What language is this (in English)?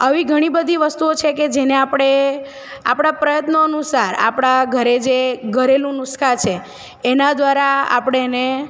Gujarati